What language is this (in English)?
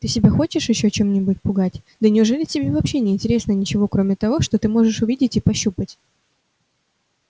Russian